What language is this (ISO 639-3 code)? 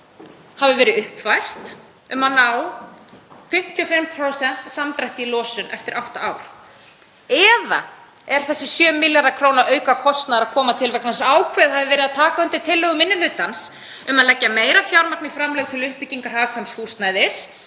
isl